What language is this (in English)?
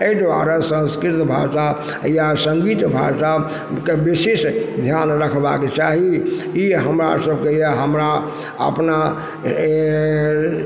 Maithili